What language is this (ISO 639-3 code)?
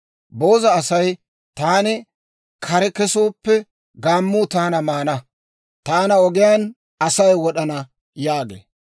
dwr